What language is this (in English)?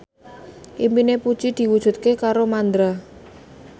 Javanese